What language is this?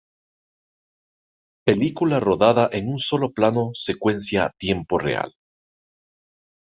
Spanish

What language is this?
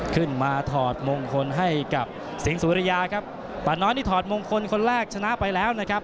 Thai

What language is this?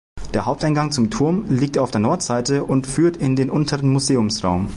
German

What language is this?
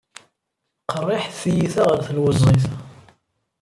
Kabyle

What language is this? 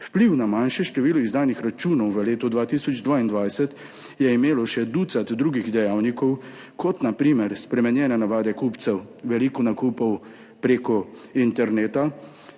Slovenian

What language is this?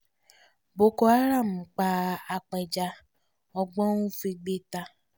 Yoruba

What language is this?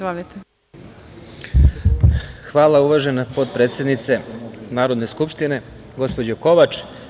Serbian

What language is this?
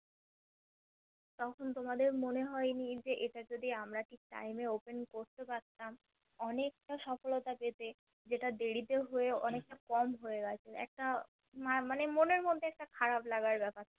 Bangla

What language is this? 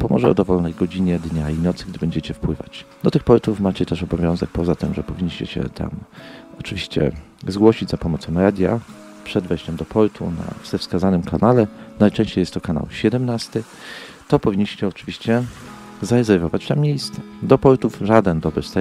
Polish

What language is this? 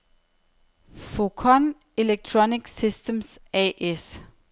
Danish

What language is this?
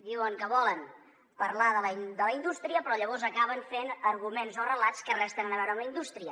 Catalan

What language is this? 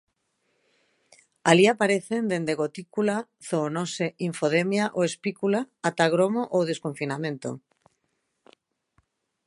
Galician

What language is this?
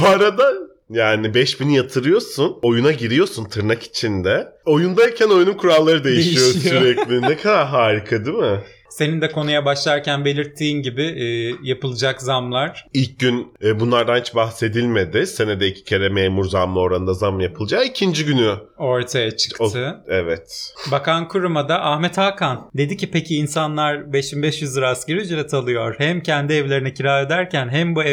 Turkish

